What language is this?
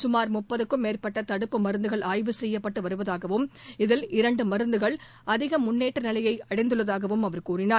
Tamil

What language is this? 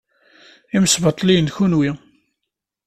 Kabyle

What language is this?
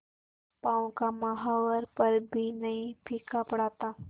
Hindi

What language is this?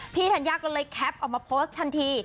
Thai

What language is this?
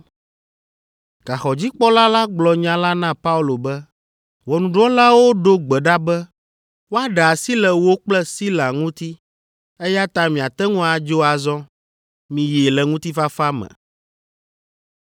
Ewe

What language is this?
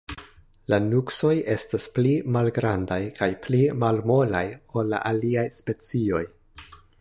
Esperanto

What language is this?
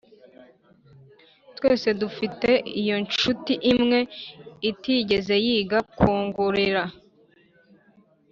Kinyarwanda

